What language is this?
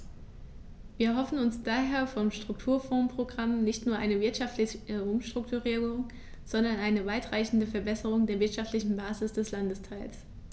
German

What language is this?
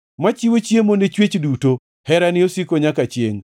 Luo (Kenya and Tanzania)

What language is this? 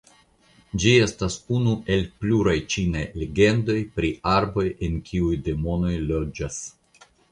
Esperanto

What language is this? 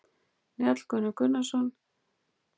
Icelandic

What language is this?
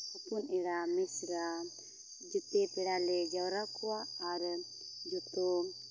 Santali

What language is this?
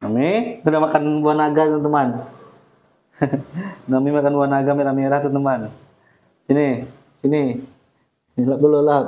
Indonesian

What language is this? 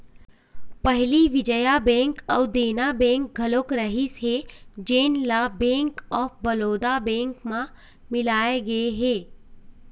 Chhattisgarhi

